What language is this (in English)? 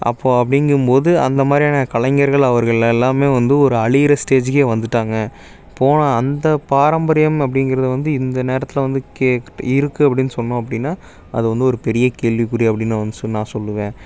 Tamil